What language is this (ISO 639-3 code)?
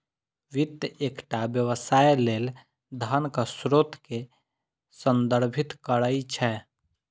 mai